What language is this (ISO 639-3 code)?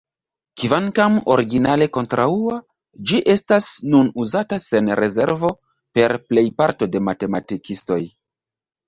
epo